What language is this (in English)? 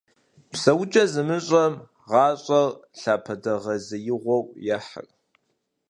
Kabardian